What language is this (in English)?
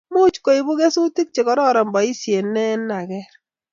Kalenjin